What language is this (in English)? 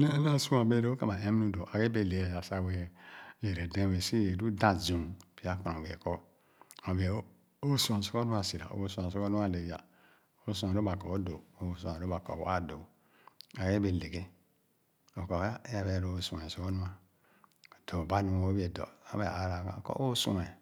Khana